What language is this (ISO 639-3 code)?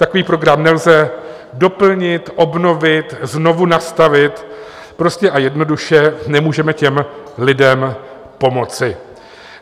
ces